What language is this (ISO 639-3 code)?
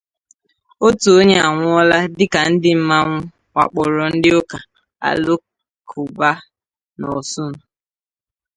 ibo